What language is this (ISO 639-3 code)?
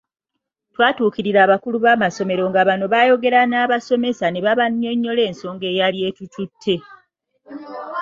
lug